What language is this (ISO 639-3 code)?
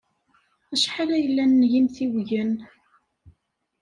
kab